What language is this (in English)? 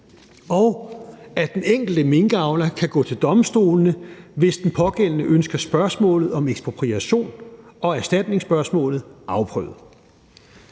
Danish